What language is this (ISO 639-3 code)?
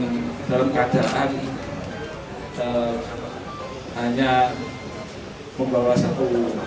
ind